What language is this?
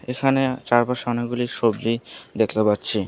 Bangla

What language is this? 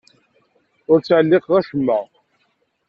Kabyle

